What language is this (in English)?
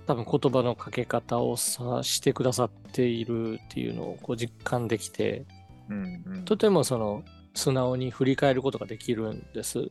Japanese